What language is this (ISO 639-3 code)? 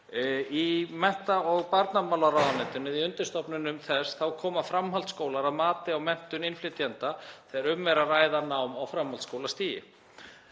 isl